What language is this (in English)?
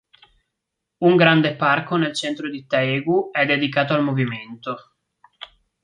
Italian